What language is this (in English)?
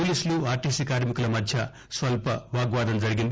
Telugu